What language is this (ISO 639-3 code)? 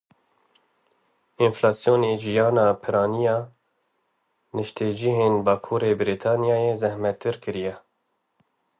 kur